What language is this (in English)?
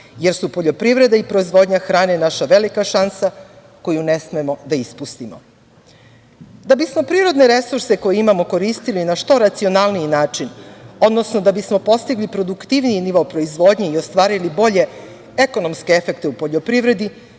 Serbian